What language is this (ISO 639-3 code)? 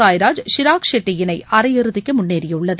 tam